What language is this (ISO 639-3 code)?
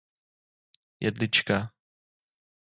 ces